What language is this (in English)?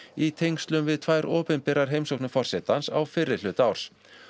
Icelandic